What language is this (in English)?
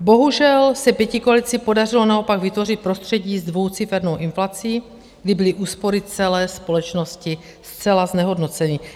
Czech